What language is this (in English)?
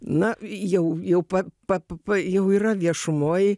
Lithuanian